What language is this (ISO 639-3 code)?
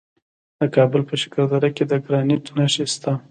pus